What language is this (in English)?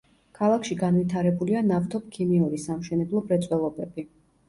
Georgian